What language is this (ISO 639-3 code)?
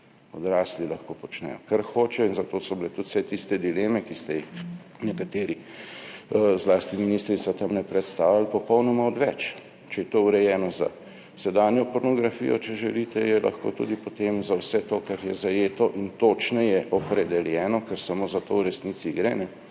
slv